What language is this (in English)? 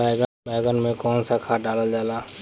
Bhojpuri